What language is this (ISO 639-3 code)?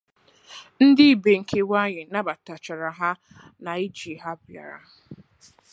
ibo